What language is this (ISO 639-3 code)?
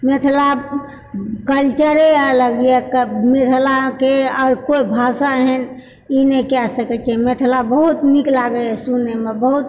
mai